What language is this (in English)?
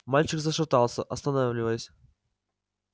Russian